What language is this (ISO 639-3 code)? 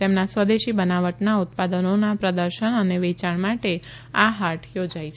guj